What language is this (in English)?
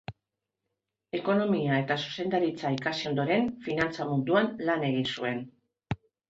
Basque